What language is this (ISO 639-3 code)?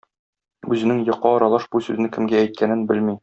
tat